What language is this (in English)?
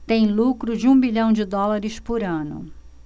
Portuguese